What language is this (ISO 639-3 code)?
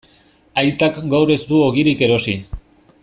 eus